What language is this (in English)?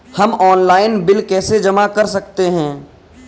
Hindi